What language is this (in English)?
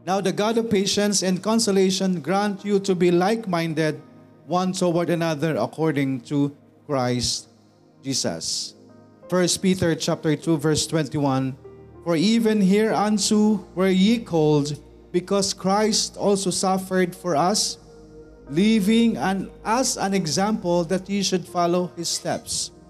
Filipino